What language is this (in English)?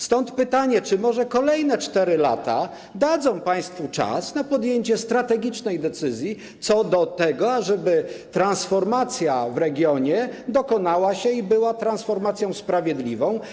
Polish